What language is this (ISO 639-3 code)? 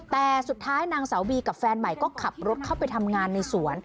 tha